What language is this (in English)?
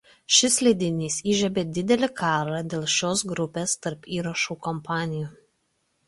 Lithuanian